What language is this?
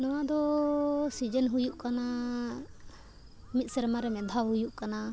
Santali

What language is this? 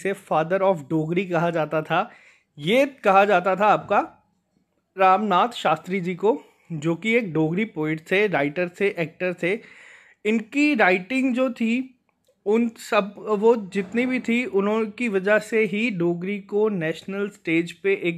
Hindi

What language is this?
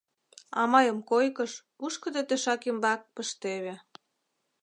Mari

